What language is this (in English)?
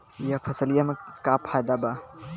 Bhojpuri